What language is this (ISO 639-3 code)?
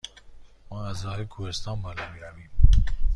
fas